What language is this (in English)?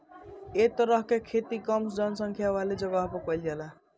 Bhojpuri